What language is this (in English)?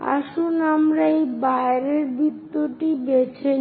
Bangla